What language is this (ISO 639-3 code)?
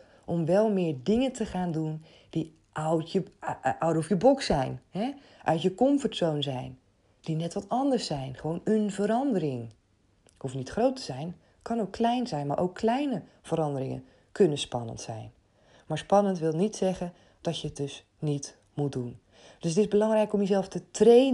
nld